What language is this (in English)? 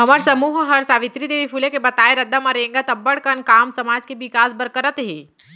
Chhattisgarhi